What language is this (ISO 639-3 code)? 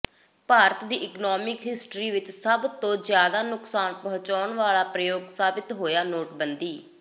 pan